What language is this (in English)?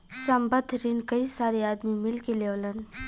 Bhojpuri